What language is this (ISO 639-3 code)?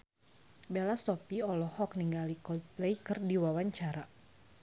sun